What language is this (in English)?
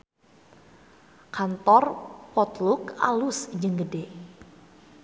Sundanese